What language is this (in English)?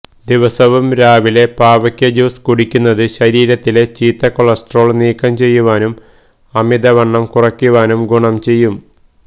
Malayalam